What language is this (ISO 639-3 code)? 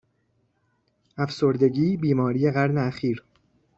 fas